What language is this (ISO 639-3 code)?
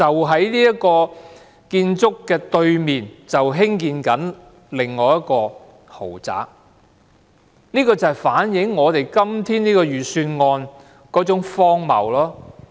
yue